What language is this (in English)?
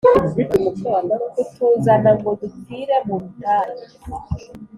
Kinyarwanda